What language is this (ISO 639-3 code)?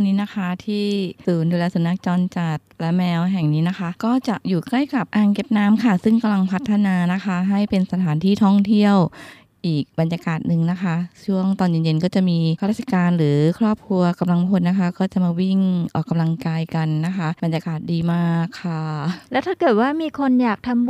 tha